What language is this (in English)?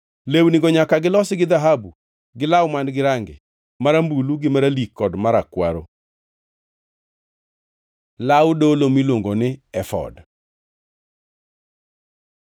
Luo (Kenya and Tanzania)